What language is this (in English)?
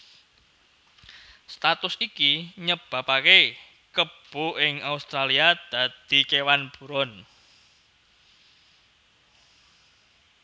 Javanese